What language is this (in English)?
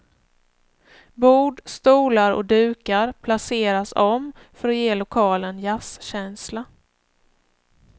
Swedish